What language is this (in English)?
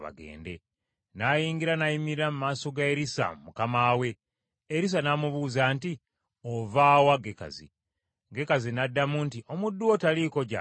Ganda